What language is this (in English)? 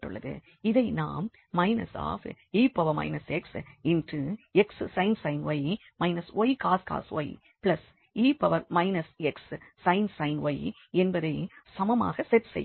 Tamil